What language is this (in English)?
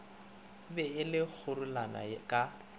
Northern Sotho